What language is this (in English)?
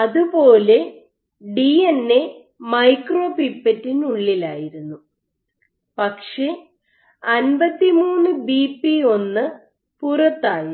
Malayalam